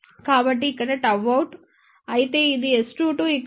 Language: Telugu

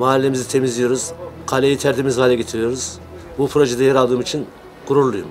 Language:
Turkish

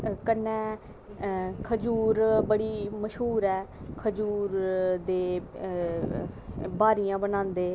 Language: Dogri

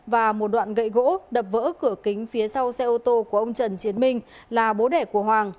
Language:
Vietnamese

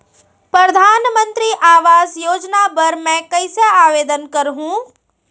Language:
Chhattisgarhi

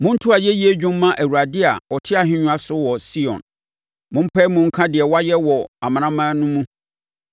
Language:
Akan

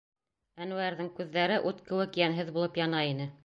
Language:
Bashkir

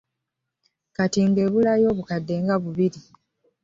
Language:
Ganda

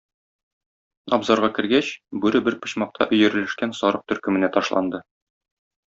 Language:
Tatar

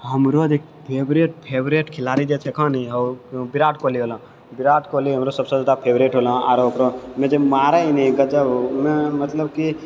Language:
Maithili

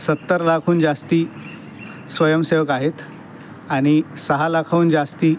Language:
Marathi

